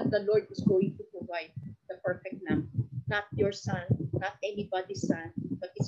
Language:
Filipino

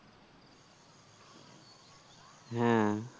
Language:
Bangla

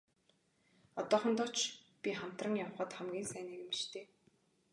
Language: Mongolian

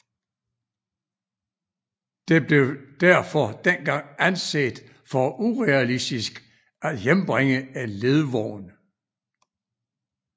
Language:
Danish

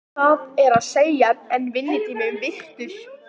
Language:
Icelandic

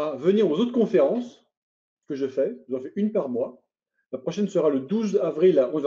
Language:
French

